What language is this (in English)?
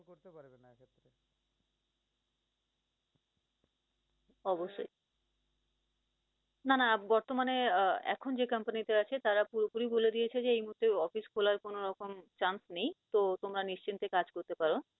Bangla